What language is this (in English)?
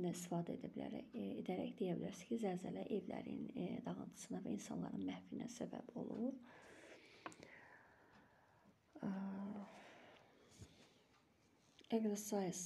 Turkish